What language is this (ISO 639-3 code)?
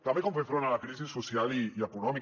cat